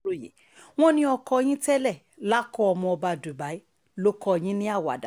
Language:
Yoruba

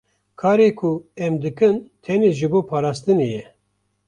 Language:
Kurdish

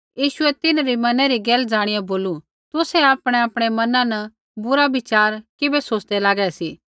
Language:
Kullu Pahari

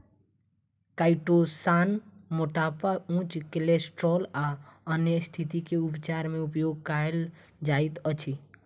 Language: Maithili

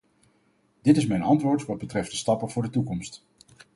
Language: Dutch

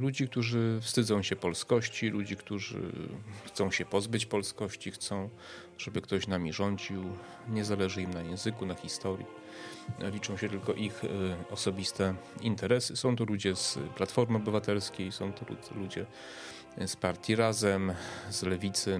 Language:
Polish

